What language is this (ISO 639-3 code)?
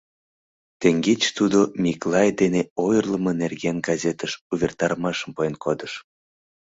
chm